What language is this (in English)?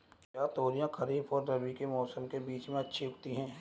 Hindi